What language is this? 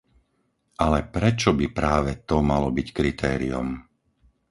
Slovak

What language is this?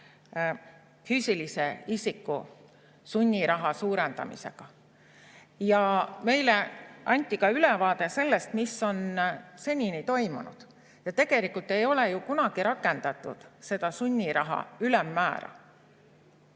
Estonian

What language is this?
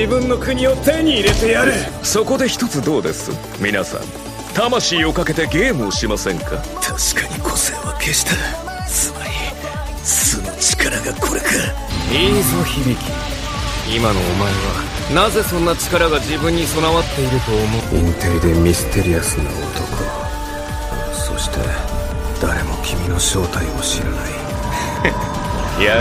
Persian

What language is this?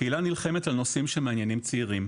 Hebrew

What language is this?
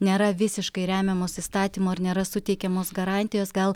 Lithuanian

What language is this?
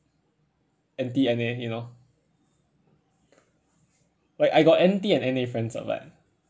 English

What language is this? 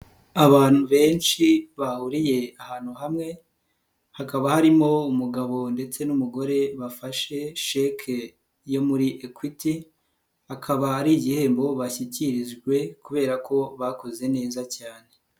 Kinyarwanda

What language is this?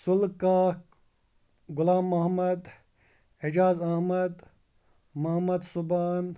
Kashmiri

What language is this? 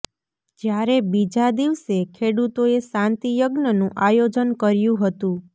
Gujarati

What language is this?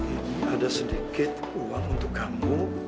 Indonesian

